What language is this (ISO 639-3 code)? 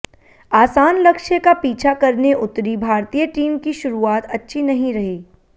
hin